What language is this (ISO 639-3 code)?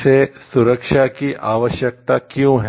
hin